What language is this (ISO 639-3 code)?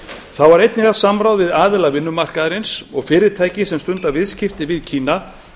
isl